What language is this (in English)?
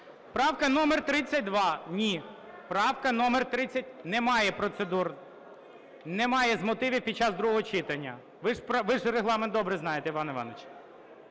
Ukrainian